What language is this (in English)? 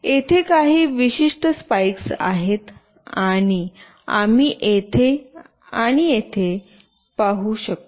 Marathi